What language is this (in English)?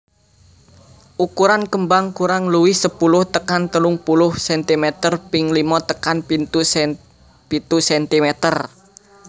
Javanese